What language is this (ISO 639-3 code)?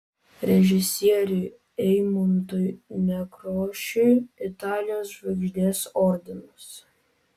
lit